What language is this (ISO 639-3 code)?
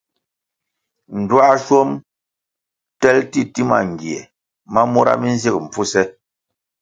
nmg